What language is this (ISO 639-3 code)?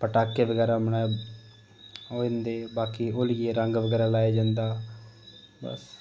doi